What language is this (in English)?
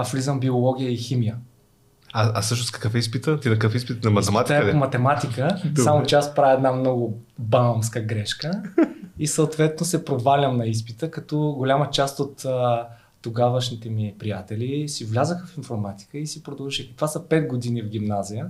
Bulgarian